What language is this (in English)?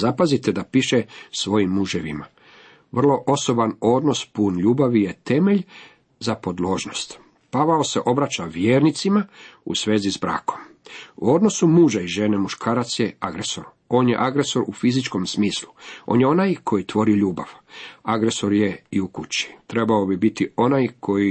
Croatian